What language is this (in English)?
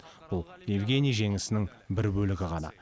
Kazakh